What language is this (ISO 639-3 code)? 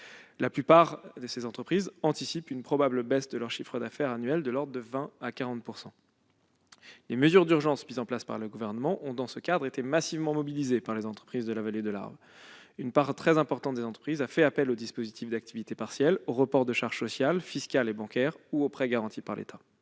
fra